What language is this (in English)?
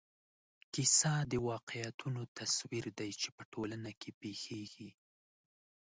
Pashto